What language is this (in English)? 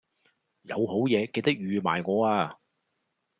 Cantonese